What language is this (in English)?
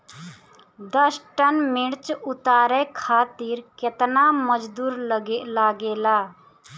Bhojpuri